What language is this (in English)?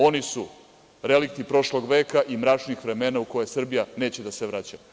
Serbian